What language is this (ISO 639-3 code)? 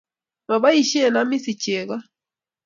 kln